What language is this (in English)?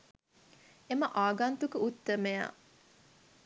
Sinhala